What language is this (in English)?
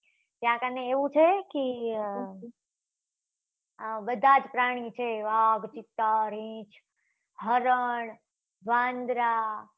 Gujarati